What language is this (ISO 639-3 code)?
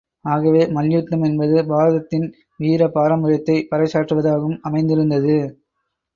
tam